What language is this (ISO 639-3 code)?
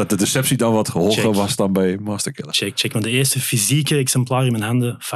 nld